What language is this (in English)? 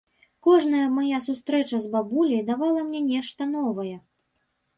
Belarusian